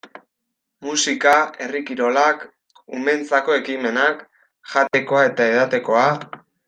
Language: Basque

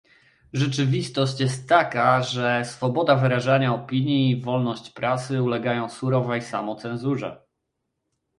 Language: Polish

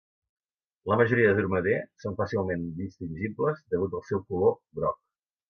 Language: Catalan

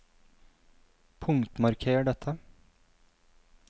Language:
Norwegian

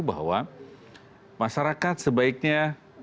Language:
Indonesian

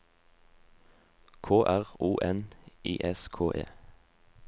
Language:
Norwegian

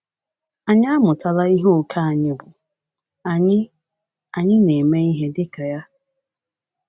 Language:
Igbo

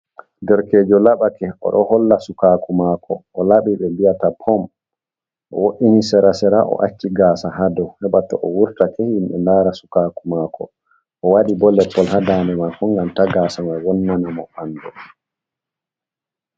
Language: Fula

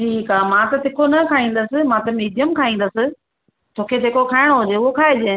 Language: Sindhi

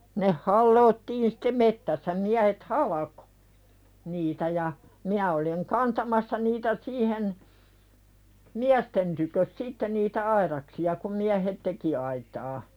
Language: Finnish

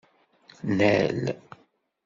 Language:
Kabyle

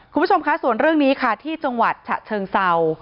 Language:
Thai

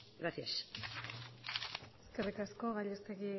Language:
Basque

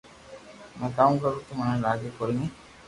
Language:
Loarki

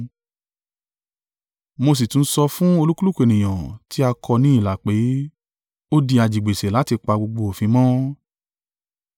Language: Yoruba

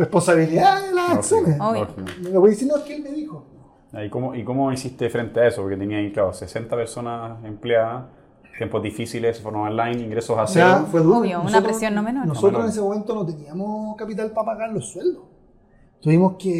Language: Spanish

